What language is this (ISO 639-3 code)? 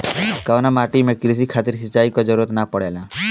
bho